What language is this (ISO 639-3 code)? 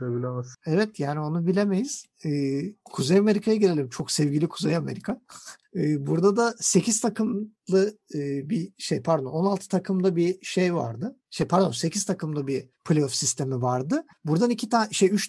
tur